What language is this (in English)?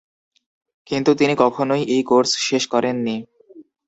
Bangla